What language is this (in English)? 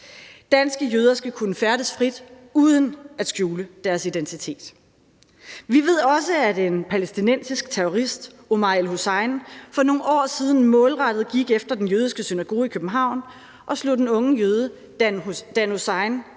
Danish